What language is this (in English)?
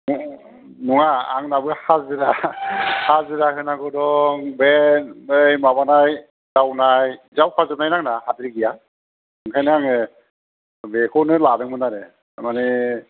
Bodo